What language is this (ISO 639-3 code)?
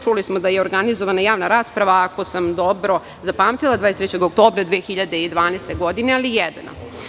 srp